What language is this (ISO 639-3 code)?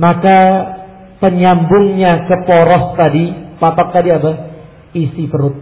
ind